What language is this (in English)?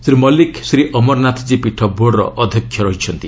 Odia